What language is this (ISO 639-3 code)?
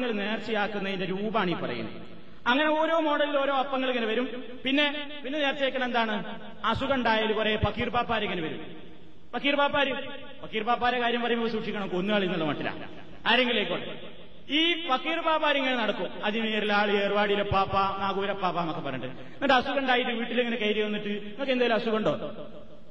mal